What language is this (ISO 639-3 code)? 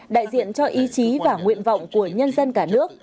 vie